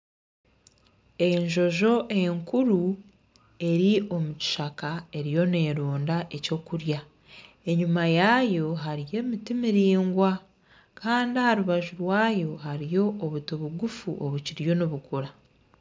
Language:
Nyankole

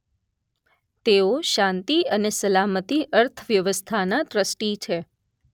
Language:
Gujarati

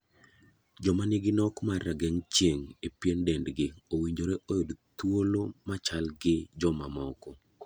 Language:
Luo (Kenya and Tanzania)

